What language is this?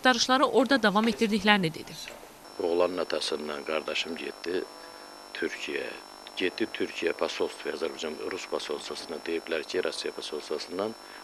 Turkish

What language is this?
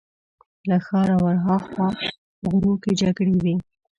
Pashto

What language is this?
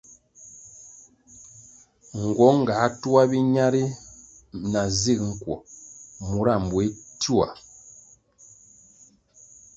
Kwasio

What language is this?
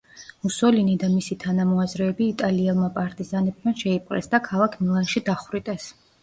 Georgian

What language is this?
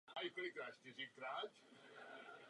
Czech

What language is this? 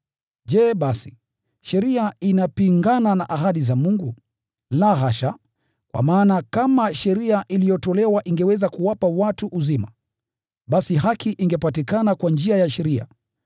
Swahili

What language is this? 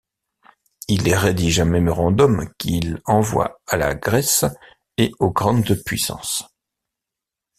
French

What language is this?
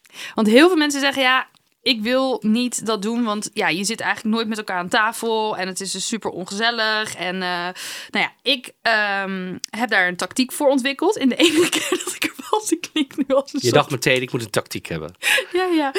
Dutch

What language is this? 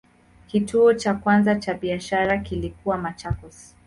Swahili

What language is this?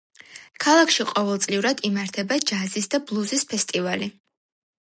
Georgian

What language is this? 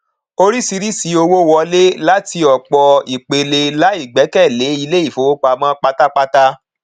Yoruba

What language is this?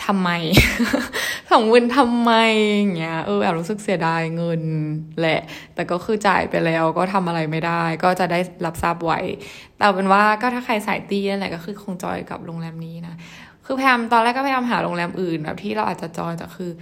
Thai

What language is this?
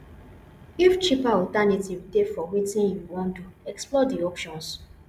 Nigerian Pidgin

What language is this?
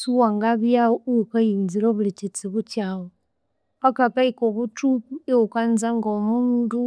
Konzo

